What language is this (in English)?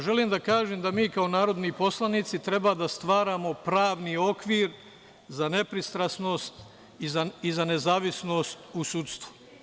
Serbian